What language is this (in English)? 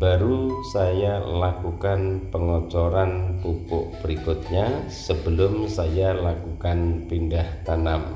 Indonesian